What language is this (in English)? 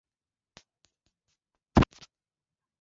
Swahili